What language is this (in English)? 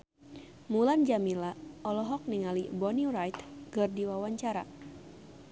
Sundanese